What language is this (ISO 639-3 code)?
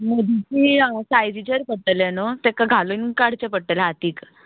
kok